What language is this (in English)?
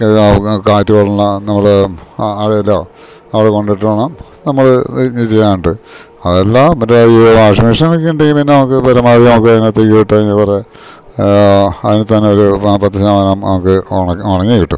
Malayalam